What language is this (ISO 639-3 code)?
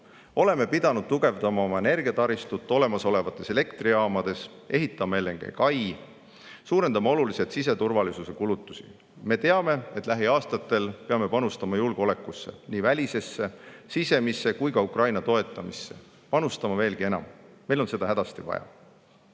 est